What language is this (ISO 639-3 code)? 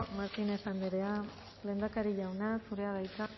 eus